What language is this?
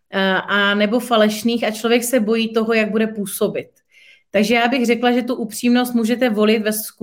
Czech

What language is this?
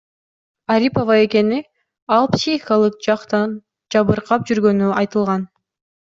Kyrgyz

